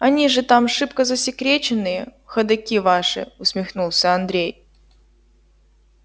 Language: Russian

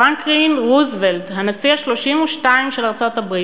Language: Hebrew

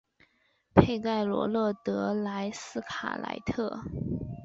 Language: Chinese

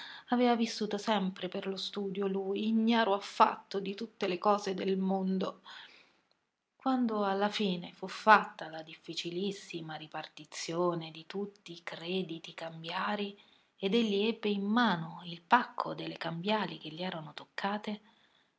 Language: Italian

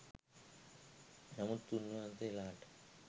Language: Sinhala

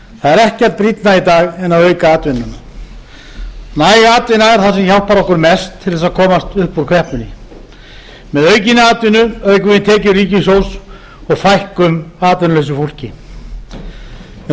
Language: Icelandic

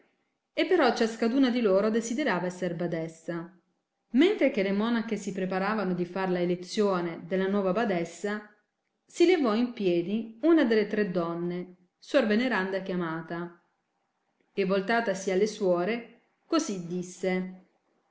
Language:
Italian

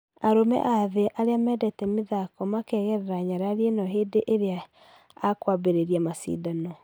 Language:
Kikuyu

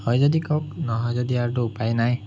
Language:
Assamese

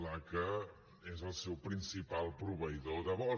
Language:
Catalan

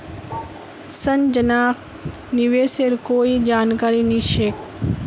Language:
Magahi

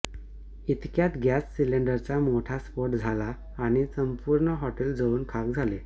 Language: Marathi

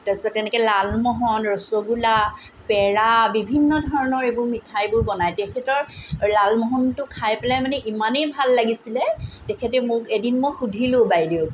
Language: Assamese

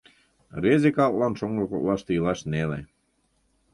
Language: Mari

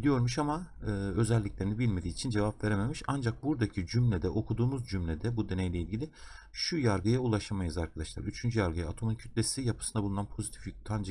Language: Turkish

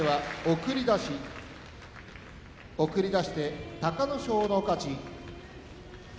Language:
Japanese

